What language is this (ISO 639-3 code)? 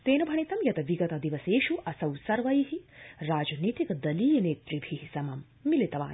san